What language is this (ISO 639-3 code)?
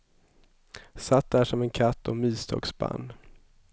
swe